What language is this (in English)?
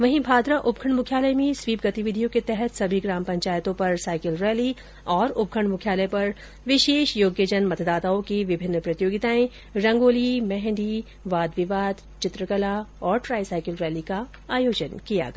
Hindi